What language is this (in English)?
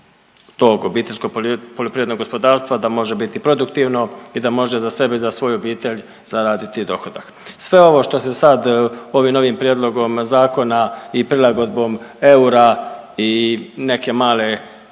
Croatian